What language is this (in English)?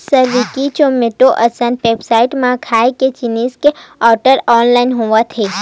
Chhattisgarhi